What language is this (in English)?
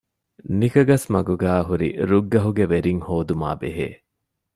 Divehi